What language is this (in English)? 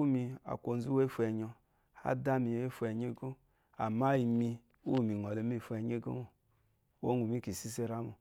Eloyi